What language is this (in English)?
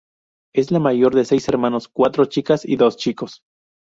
Spanish